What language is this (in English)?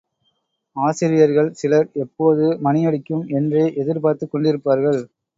Tamil